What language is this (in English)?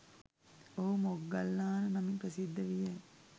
Sinhala